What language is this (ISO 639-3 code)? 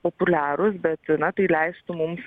lit